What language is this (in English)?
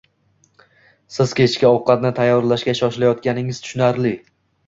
Uzbek